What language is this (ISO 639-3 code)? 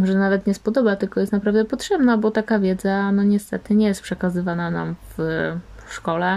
pol